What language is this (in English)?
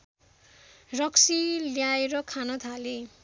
Nepali